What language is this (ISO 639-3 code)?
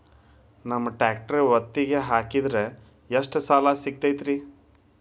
kan